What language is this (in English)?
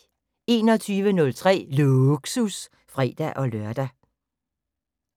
Danish